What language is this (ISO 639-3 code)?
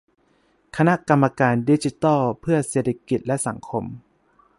tha